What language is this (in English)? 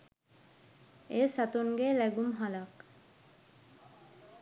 Sinhala